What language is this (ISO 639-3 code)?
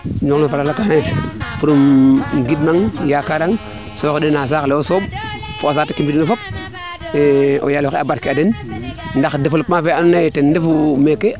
srr